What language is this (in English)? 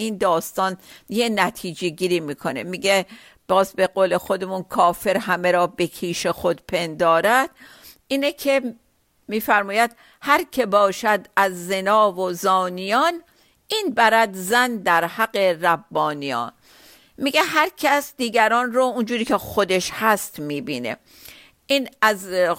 Persian